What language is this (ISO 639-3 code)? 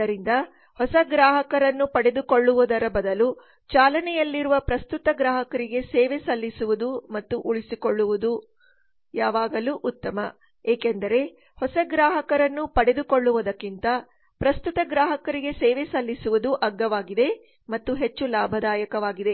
kan